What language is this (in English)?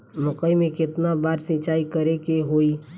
Bhojpuri